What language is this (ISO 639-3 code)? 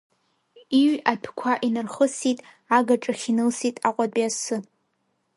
abk